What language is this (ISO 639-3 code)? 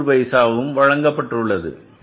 tam